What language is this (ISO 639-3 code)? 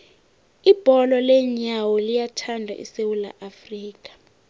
nbl